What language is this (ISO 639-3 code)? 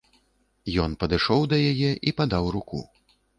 bel